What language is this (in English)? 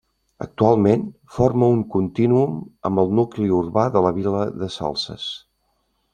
Catalan